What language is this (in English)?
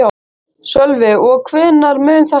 Icelandic